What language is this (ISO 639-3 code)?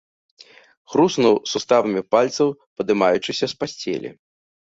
bel